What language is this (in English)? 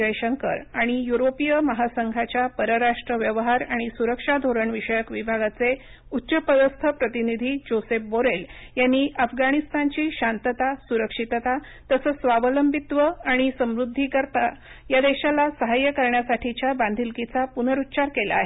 Marathi